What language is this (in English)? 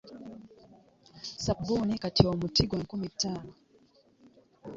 Ganda